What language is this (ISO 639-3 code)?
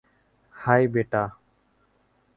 ben